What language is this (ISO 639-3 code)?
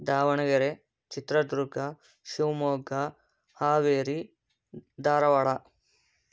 kan